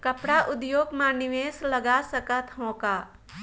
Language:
Chhattisgarhi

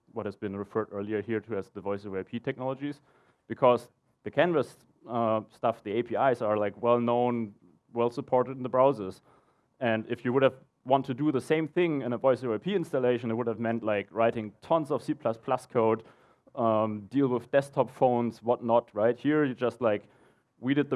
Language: English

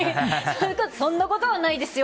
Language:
Japanese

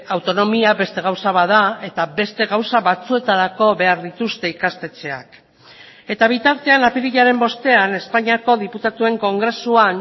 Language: Basque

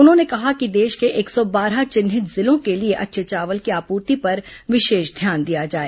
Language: Hindi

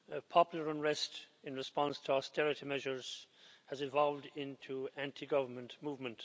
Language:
English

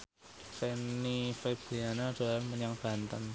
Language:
Javanese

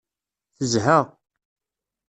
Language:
Kabyle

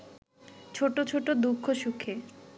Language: Bangla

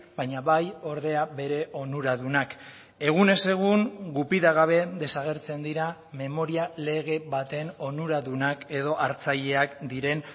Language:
Basque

